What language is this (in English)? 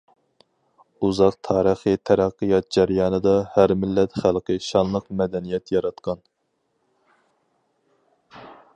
Uyghur